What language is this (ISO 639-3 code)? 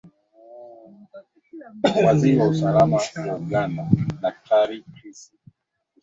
swa